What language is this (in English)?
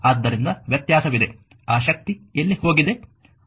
Kannada